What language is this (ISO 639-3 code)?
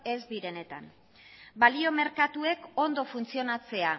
eus